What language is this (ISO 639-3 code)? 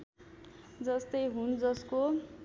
nep